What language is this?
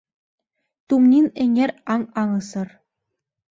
Mari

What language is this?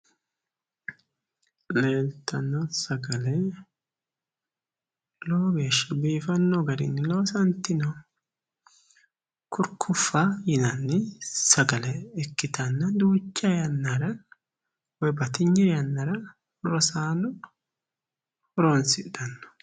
Sidamo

